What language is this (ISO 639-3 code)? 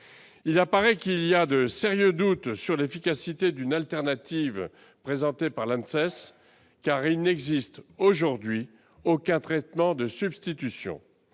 fra